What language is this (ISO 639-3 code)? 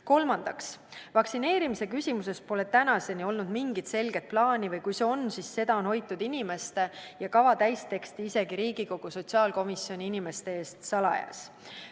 est